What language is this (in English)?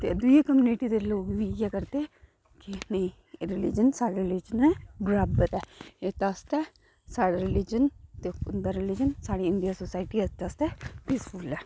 Dogri